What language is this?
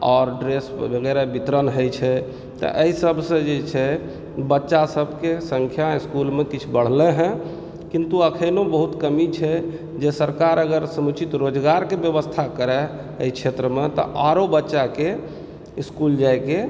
Maithili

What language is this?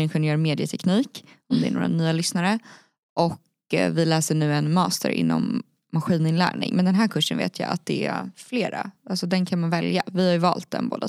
Swedish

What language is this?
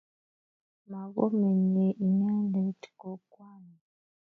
Kalenjin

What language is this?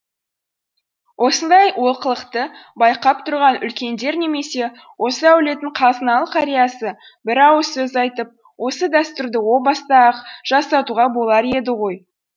Kazakh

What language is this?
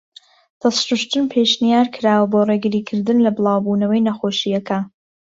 Central Kurdish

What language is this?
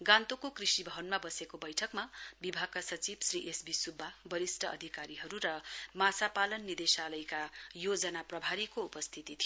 Nepali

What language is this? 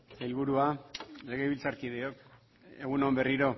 Basque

